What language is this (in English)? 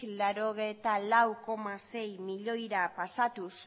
Basque